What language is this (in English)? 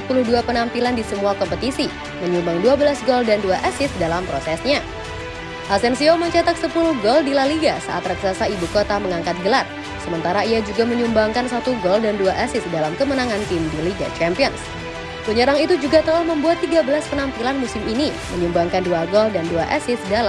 Indonesian